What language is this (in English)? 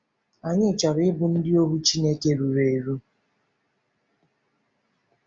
Igbo